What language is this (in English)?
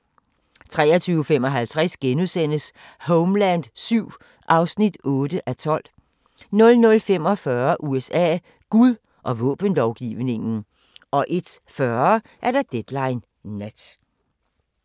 Danish